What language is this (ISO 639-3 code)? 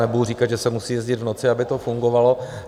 ces